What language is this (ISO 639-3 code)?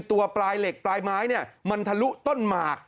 tha